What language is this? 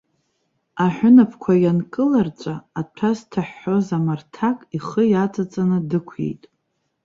Abkhazian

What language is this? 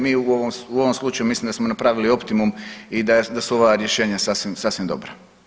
Croatian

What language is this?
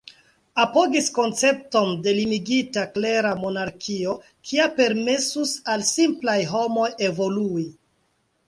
Esperanto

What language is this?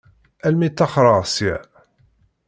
Kabyle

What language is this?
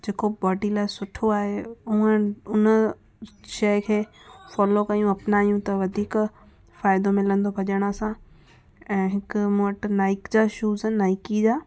Sindhi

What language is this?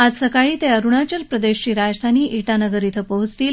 Marathi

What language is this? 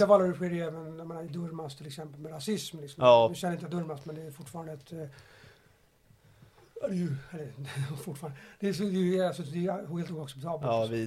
Swedish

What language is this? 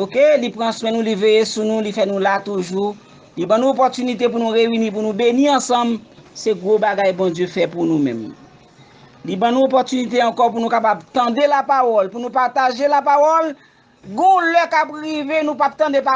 French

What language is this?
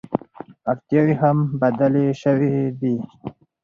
Pashto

